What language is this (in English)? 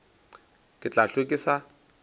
Northern Sotho